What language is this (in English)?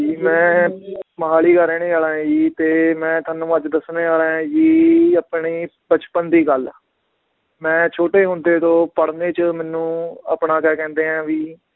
Punjabi